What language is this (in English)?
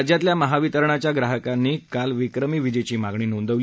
Marathi